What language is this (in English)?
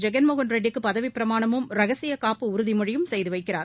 Tamil